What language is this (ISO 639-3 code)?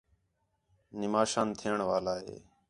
xhe